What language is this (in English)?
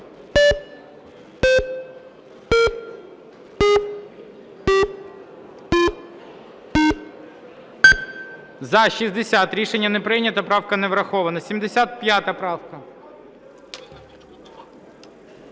Ukrainian